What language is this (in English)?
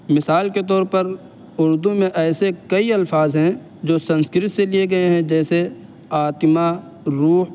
Urdu